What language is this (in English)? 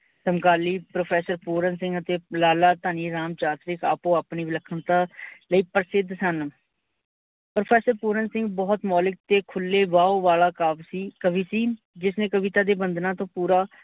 Punjabi